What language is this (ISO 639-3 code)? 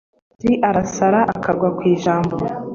kin